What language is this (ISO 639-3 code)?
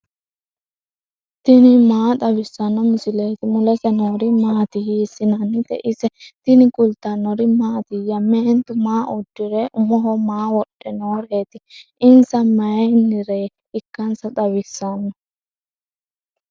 sid